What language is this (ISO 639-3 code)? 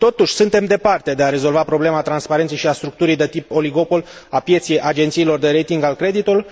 ron